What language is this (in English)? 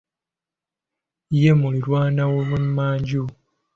Ganda